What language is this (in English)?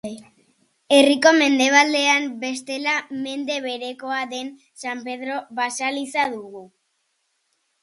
Basque